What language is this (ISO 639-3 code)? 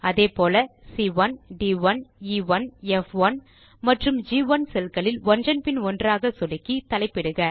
tam